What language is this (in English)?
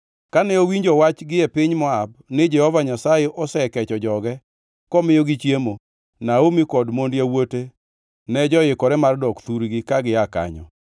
Luo (Kenya and Tanzania)